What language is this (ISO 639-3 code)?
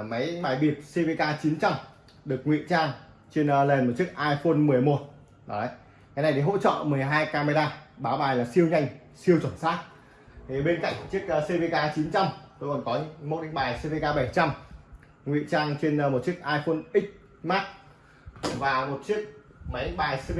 vie